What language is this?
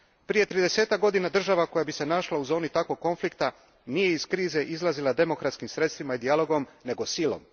Croatian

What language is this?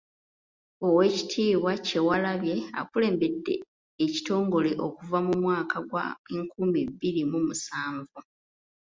Ganda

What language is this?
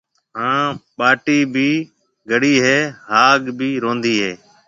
Marwari (Pakistan)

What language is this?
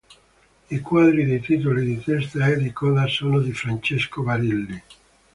Italian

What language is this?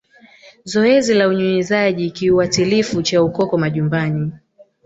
Swahili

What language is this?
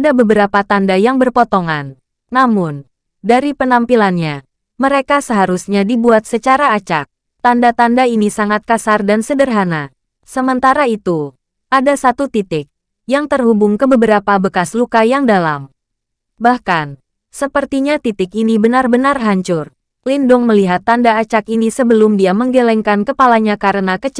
Indonesian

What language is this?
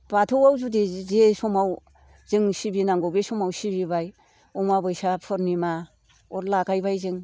Bodo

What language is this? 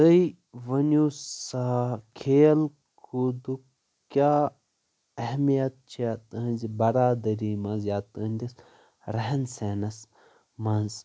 Kashmiri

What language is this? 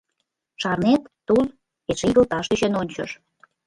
Mari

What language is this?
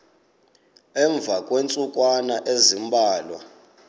Xhosa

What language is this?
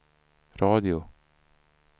Swedish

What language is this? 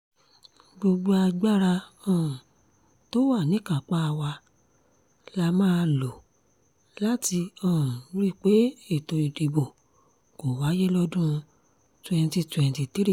Yoruba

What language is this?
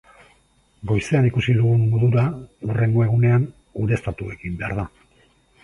Basque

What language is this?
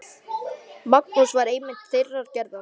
Icelandic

